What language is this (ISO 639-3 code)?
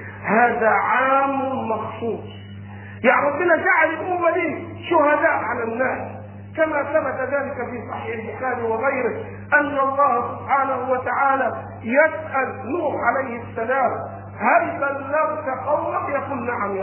ara